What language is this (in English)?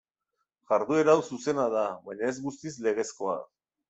Basque